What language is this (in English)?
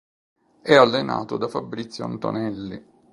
Italian